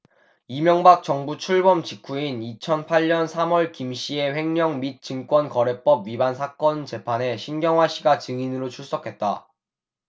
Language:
Korean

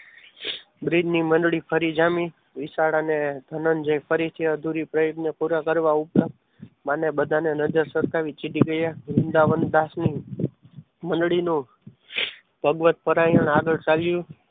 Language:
Gujarati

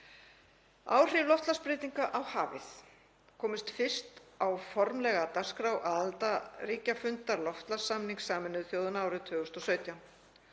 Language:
Icelandic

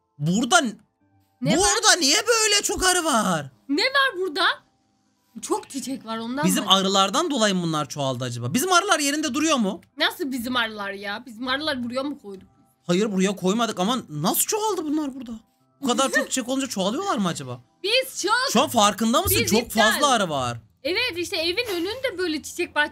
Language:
Turkish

